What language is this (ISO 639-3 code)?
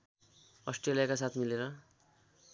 nep